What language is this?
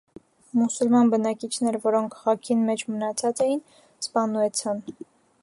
Armenian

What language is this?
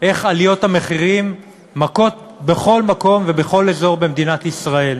Hebrew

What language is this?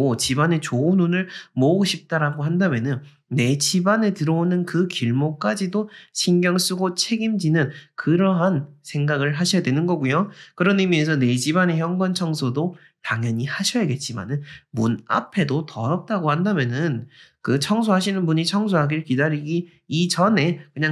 Korean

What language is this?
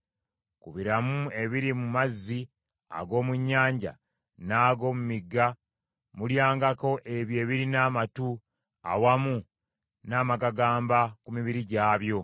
Ganda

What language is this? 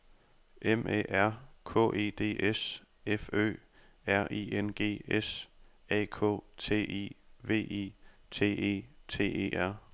Danish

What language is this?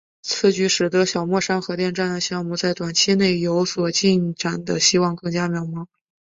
Chinese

